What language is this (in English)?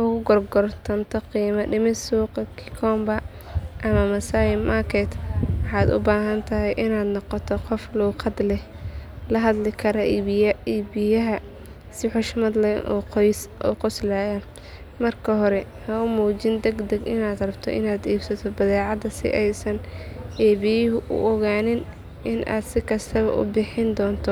Somali